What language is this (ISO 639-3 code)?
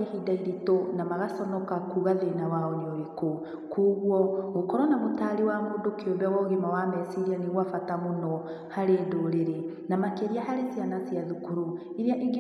kik